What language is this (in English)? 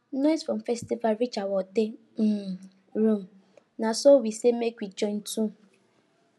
Nigerian Pidgin